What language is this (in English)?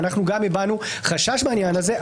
Hebrew